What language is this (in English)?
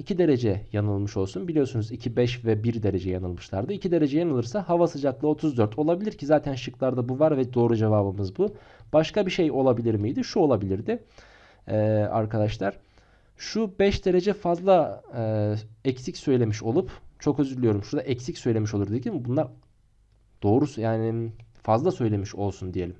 Turkish